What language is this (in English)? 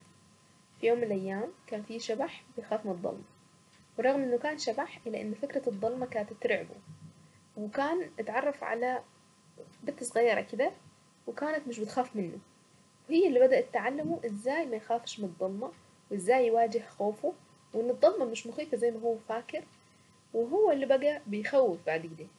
Saidi Arabic